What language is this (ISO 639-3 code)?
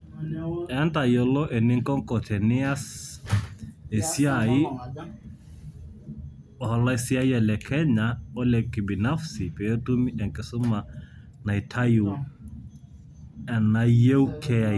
mas